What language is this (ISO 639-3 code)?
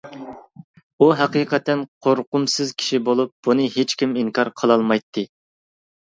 uig